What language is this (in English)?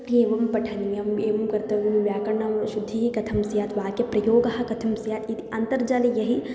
Sanskrit